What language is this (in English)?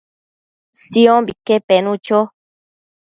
Matsés